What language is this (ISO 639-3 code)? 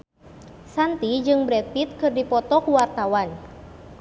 sun